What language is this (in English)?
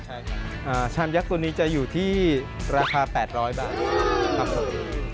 Thai